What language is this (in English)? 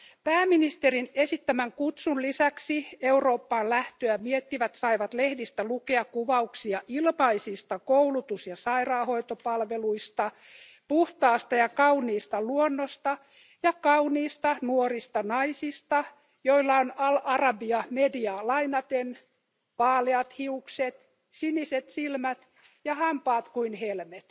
Finnish